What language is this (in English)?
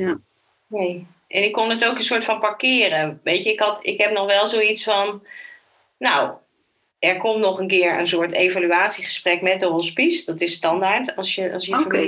Dutch